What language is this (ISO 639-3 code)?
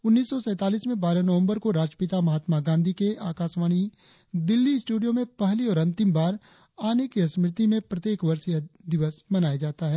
hin